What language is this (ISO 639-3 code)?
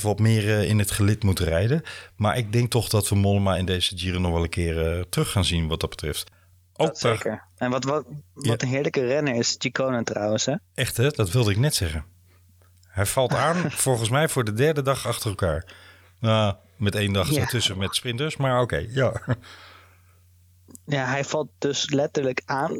nld